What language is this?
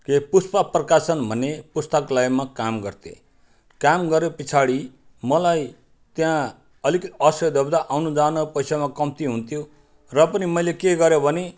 Nepali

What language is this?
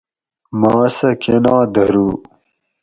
Gawri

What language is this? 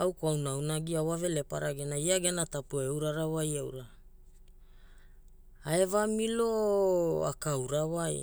Hula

